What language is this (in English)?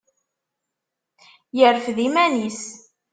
Kabyle